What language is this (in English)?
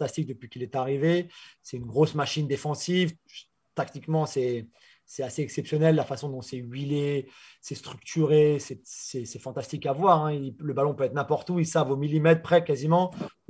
French